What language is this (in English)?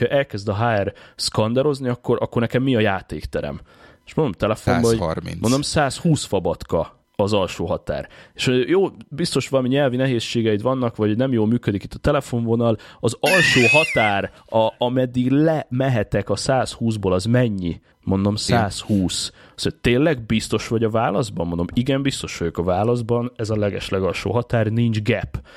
Hungarian